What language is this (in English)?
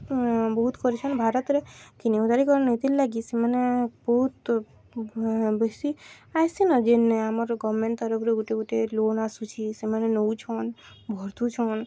Odia